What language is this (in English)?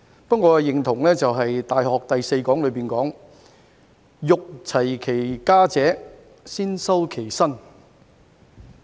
Cantonese